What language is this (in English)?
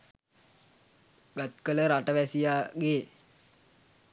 Sinhala